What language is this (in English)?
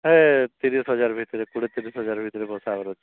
Odia